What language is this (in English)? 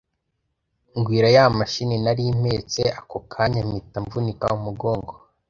Kinyarwanda